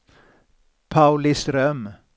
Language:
Swedish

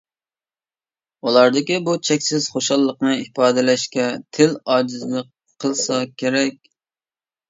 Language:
Uyghur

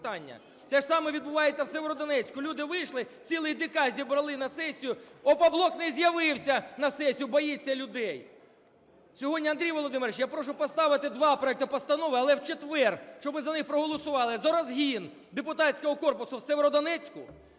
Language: Ukrainian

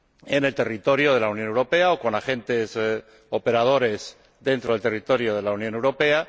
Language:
Spanish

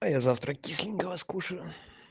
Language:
Russian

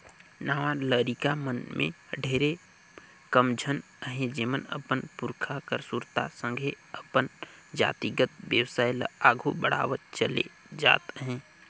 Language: Chhattisgarhi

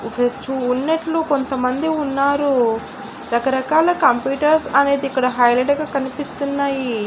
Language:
Telugu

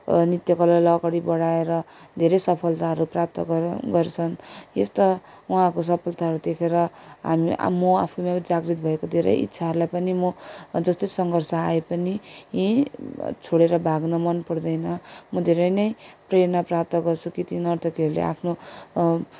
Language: Nepali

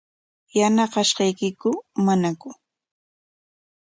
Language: Corongo Ancash Quechua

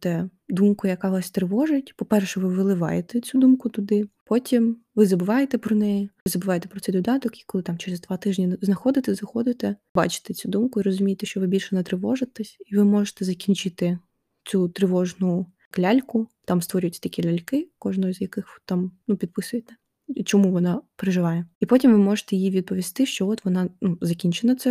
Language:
Ukrainian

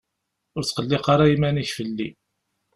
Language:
Kabyle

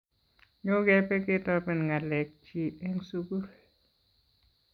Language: Kalenjin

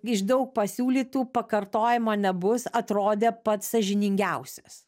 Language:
Lithuanian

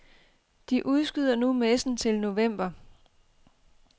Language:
Danish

